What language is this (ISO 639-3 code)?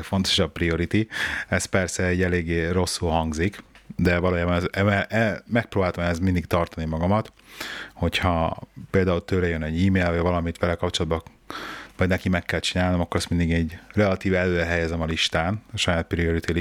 hun